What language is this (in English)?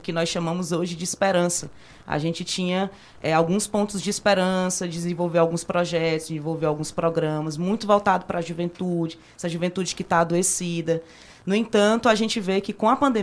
Portuguese